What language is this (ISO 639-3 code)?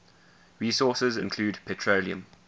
eng